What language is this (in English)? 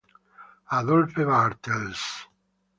Italian